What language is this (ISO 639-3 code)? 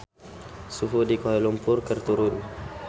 sun